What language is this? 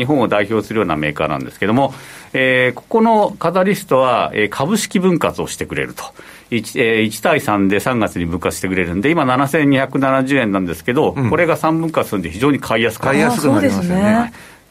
Japanese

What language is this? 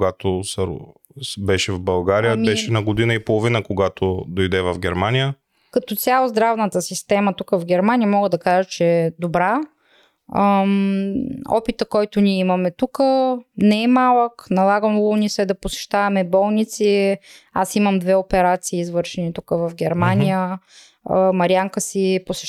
Bulgarian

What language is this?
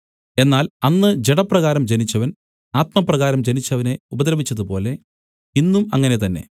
Malayalam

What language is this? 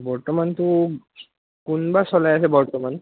Assamese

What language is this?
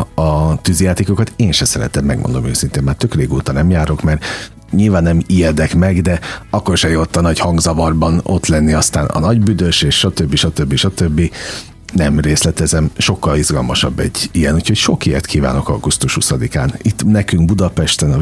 Hungarian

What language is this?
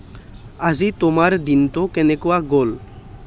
Assamese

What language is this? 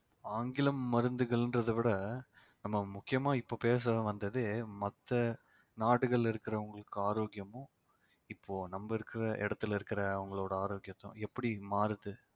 Tamil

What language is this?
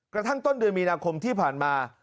Thai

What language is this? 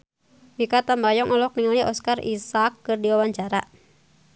Sundanese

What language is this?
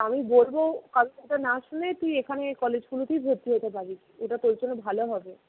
Bangla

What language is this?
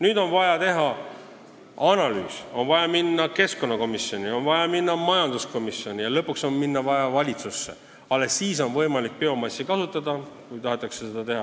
Estonian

